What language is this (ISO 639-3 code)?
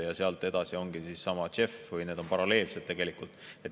est